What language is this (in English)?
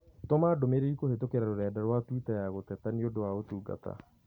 Kikuyu